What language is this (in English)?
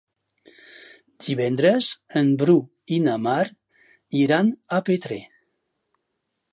Catalan